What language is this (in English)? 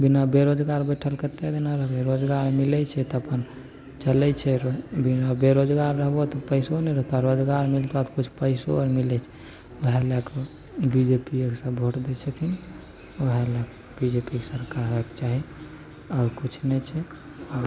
Maithili